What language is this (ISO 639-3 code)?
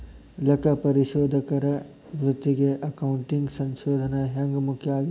kan